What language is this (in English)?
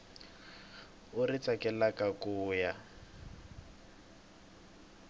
Tsonga